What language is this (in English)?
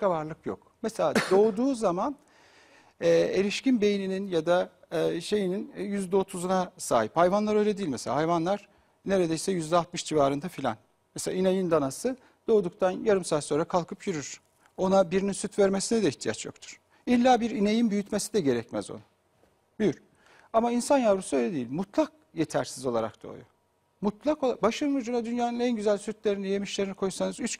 Turkish